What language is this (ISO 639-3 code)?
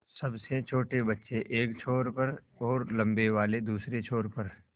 hin